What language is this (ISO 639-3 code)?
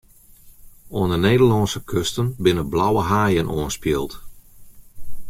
fry